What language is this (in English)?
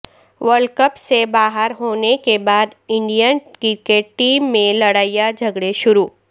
Urdu